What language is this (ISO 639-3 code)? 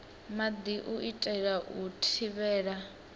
ven